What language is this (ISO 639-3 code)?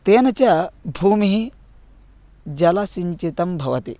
san